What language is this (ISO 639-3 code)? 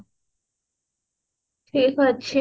ori